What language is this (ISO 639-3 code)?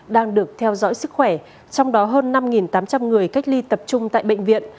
vie